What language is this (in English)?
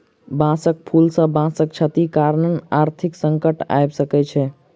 Maithili